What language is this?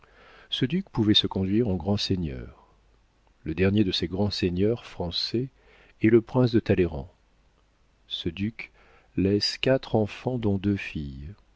French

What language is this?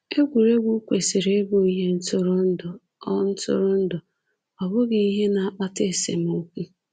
Igbo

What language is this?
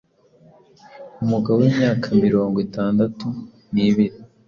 Kinyarwanda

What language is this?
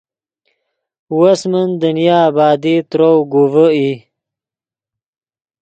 Yidgha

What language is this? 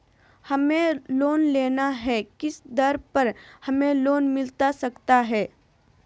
Magahi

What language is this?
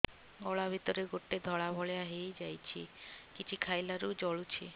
Odia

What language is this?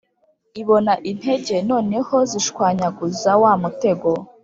Kinyarwanda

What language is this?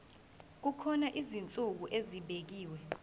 Zulu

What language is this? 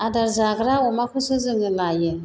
Bodo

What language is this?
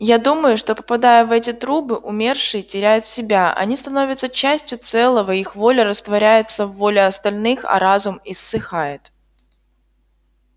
Russian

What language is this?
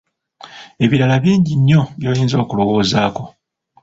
Ganda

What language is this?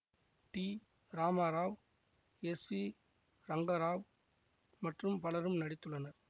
Tamil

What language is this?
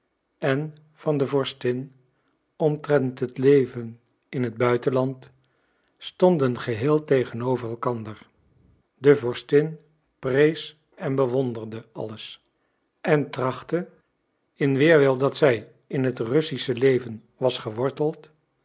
Dutch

